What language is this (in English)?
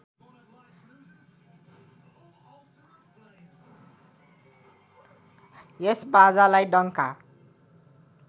Nepali